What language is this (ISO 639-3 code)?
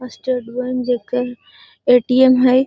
mag